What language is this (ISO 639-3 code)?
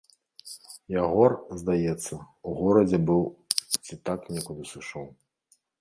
bel